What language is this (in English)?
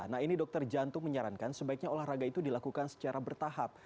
Indonesian